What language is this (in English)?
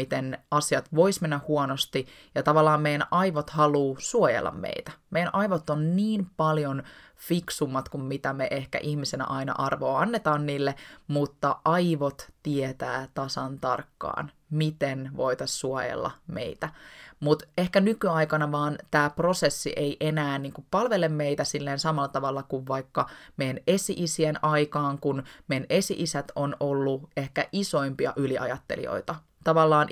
Finnish